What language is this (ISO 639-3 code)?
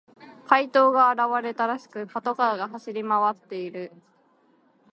jpn